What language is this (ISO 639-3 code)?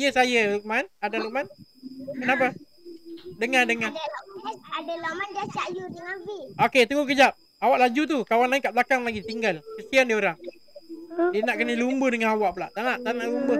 msa